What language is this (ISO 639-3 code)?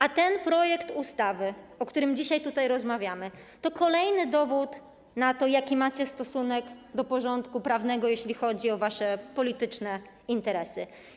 pol